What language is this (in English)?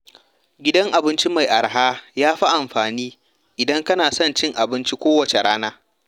Hausa